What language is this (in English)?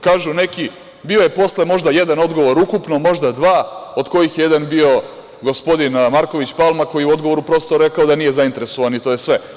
Serbian